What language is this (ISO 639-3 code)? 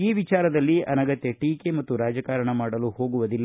kan